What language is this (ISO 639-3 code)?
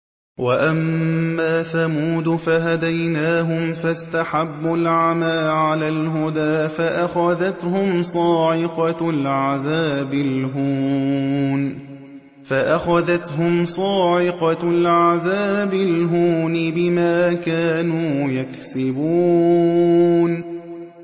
ara